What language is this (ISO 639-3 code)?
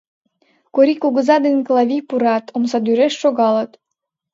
chm